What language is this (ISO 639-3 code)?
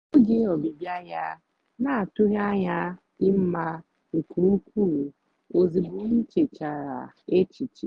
ibo